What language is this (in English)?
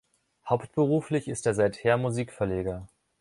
German